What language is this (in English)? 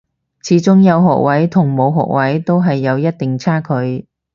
Cantonese